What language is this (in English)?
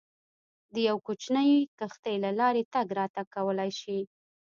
Pashto